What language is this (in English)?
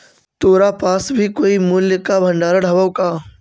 Magahi